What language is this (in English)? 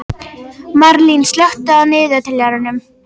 Icelandic